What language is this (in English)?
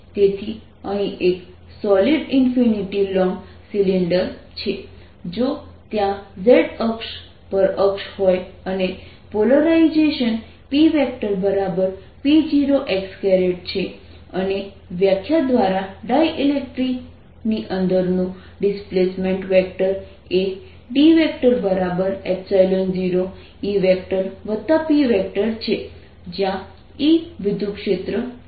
Gujarati